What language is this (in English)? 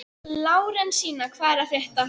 Icelandic